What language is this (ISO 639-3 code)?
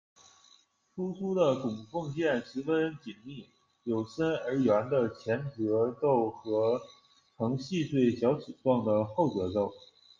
zho